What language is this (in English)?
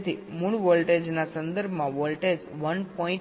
Gujarati